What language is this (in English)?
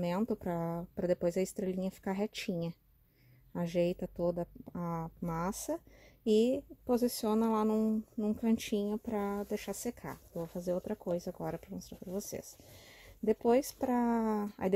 Portuguese